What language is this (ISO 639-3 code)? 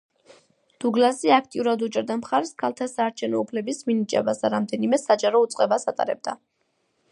kat